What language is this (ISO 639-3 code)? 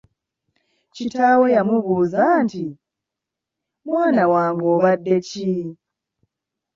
lug